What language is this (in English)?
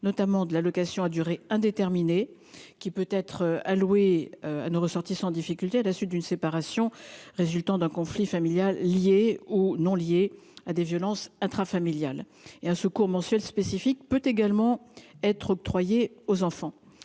French